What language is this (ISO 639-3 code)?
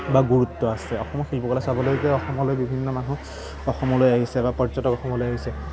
asm